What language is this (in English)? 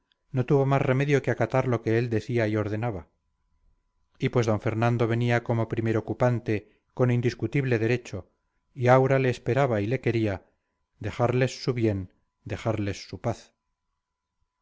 Spanish